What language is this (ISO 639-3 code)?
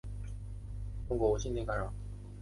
zho